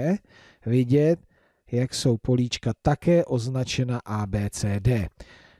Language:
Czech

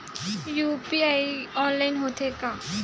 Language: Chhattisgarhi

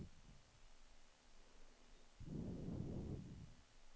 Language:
Swedish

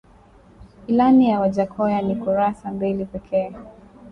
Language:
Swahili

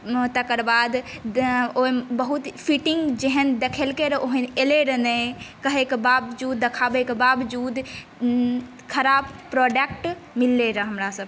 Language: Maithili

